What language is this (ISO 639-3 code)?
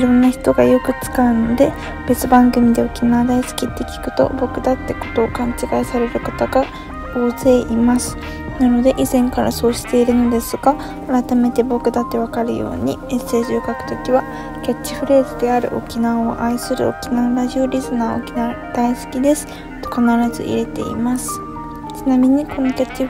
jpn